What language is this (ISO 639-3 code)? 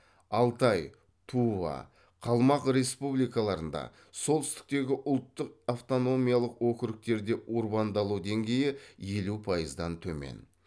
kaz